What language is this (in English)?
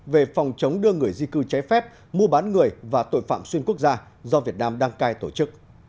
Vietnamese